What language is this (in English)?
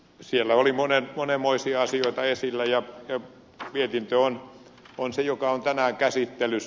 Finnish